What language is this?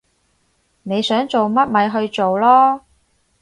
Cantonese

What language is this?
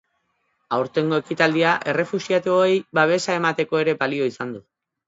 Basque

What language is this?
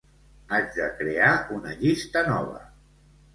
Catalan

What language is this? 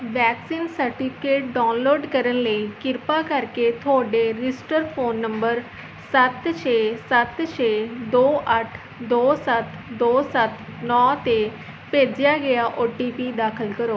Punjabi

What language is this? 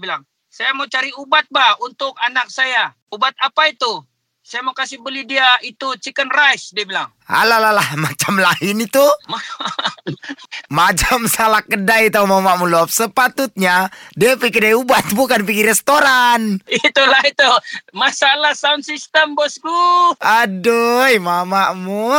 Malay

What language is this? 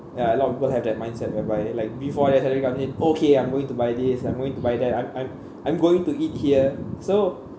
English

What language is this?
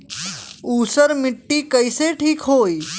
Bhojpuri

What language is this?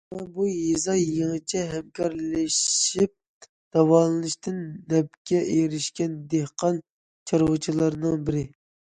Uyghur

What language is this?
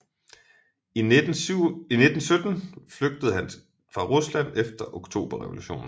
Danish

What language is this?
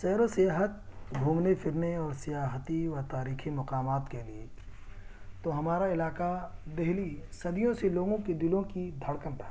Urdu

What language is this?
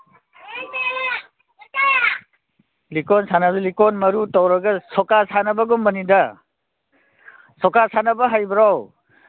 Manipuri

